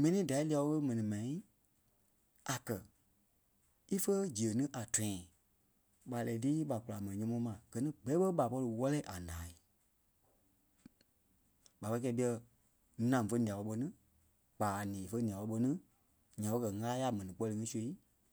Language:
Kpelle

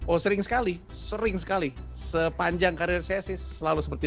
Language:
Indonesian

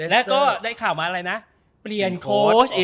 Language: Thai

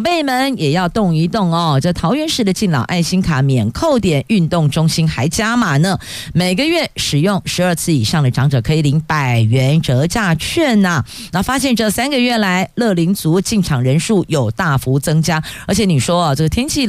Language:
Chinese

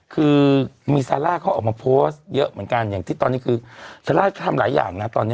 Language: Thai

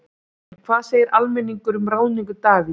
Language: Icelandic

